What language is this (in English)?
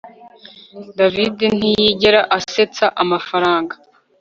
Kinyarwanda